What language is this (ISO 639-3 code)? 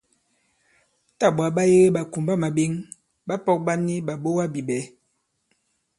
abb